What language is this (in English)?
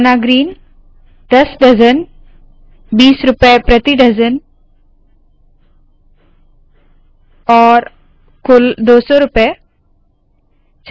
Hindi